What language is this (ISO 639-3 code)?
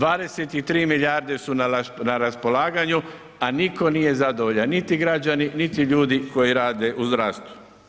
hrv